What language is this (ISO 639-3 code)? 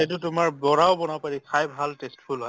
asm